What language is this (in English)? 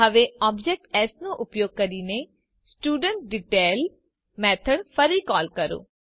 Gujarati